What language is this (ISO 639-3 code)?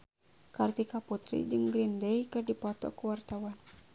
sun